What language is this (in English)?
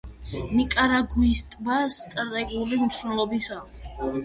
Georgian